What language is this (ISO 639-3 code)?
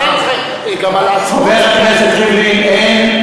heb